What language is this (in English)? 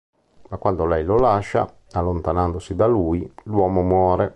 Italian